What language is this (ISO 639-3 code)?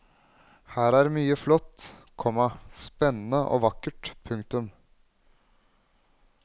nor